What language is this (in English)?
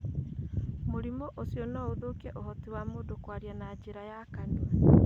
Kikuyu